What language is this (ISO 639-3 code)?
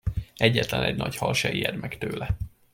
hun